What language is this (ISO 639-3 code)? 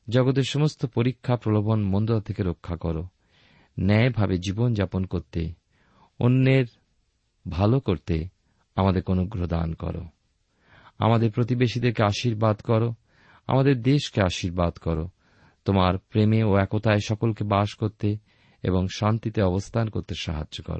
ben